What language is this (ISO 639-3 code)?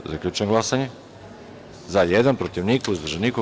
srp